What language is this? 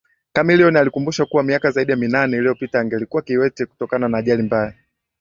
Swahili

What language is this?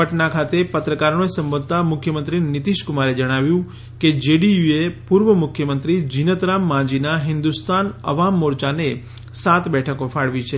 Gujarati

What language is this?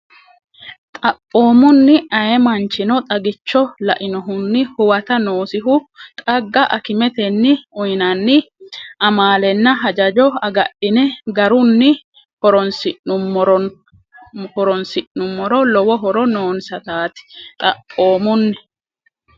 Sidamo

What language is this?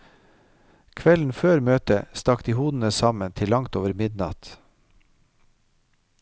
Norwegian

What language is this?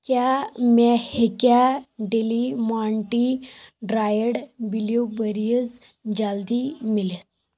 Kashmiri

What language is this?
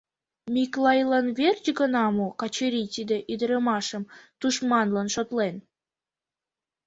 Mari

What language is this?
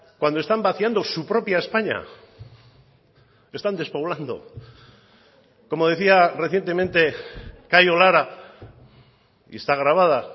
Spanish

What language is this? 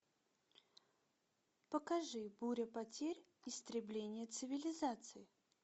Russian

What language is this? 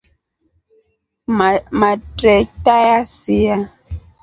Rombo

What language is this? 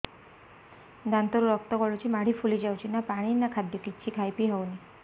Odia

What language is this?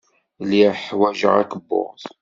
Kabyle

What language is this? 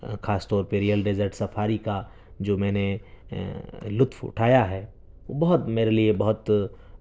Urdu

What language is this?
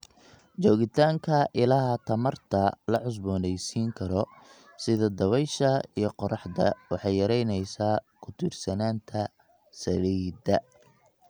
Somali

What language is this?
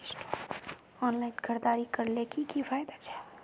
Magahi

